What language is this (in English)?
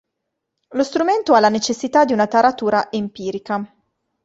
Italian